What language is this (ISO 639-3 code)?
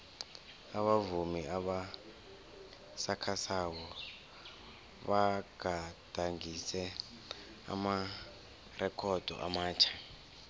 nbl